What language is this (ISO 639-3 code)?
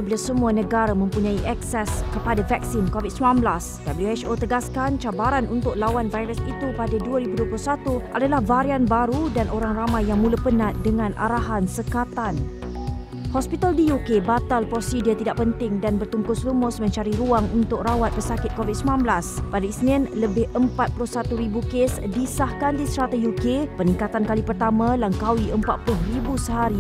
msa